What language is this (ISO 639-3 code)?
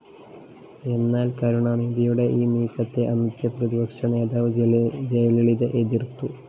mal